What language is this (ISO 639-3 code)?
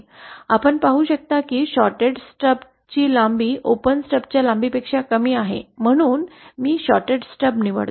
mar